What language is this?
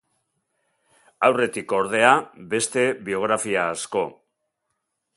Basque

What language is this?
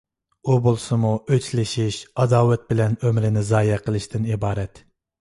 Uyghur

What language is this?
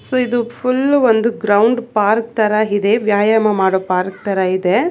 Kannada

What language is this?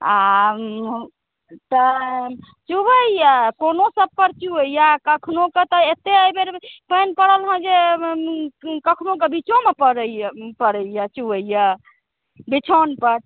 Maithili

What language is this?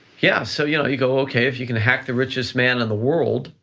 English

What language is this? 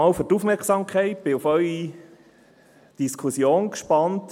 Swiss German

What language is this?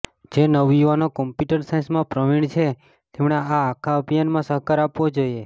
Gujarati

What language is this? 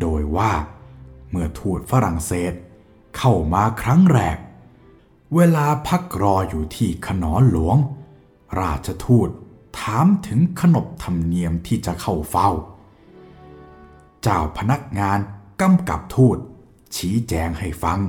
Thai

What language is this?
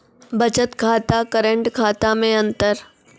Maithili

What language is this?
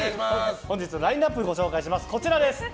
Japanese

